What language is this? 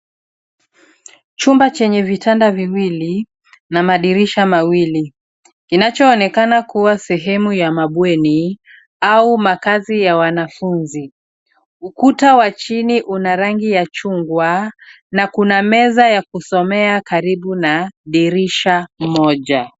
Swahili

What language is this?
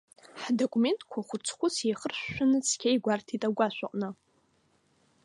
Abkhazian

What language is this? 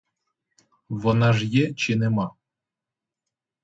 Ukrainian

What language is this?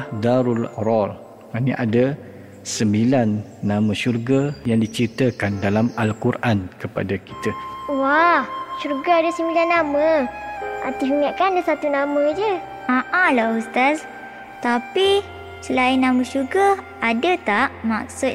Malay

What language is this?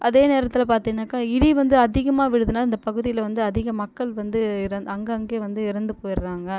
Tamil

